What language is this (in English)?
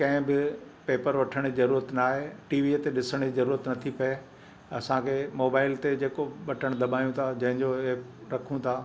Sindhi